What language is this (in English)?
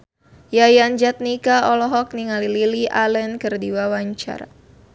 Sundanese